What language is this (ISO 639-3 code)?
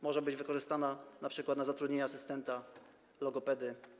pol